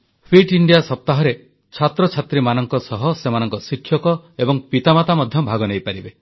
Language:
Odia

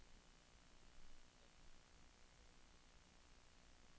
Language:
Norwegian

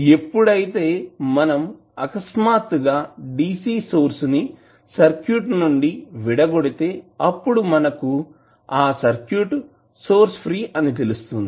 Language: Telugu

